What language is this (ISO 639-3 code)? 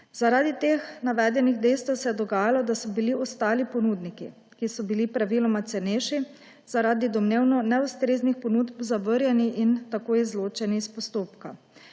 slv